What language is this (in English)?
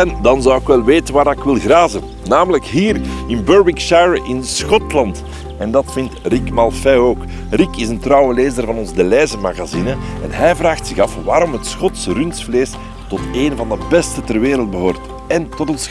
Dutch